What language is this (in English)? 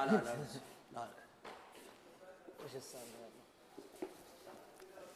Arabic